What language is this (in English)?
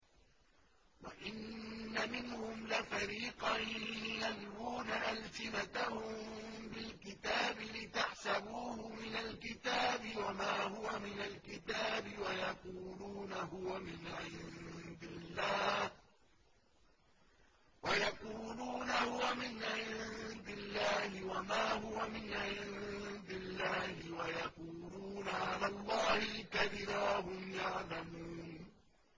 Arabic